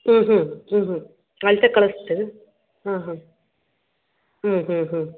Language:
Kannada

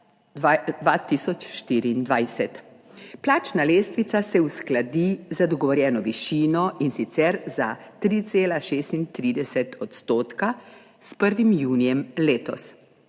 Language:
Slovenian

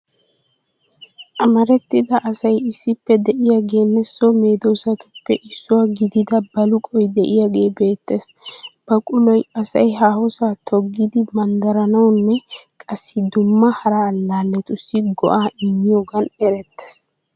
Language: Wolaytta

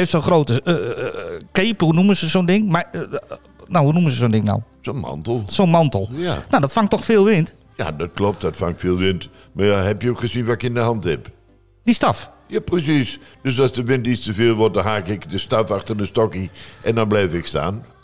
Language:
Dutch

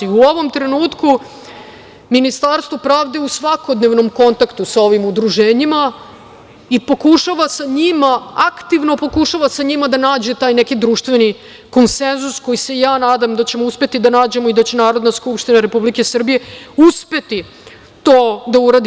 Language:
Serbian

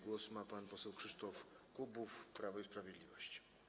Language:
Polish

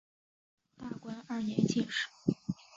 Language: Chinese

